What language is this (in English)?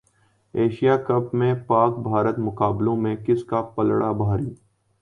Urdu